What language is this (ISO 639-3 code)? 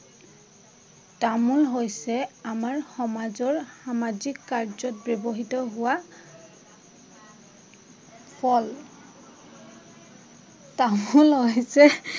asm